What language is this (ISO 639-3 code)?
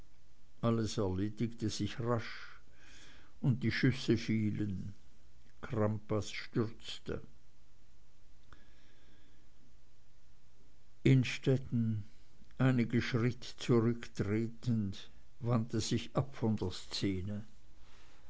deu